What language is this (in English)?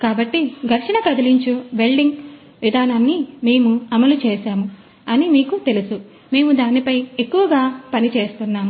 Telugu